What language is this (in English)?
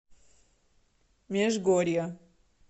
Russian